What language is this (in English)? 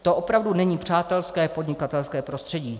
Czech